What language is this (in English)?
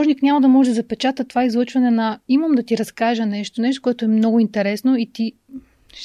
Bulgarian